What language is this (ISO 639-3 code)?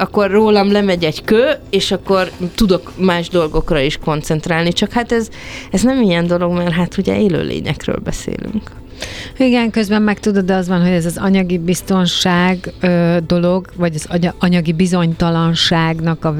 hun